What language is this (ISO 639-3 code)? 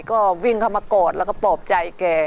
tha